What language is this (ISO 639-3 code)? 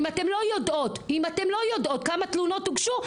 heb